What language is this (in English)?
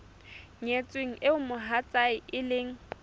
Southern Sotho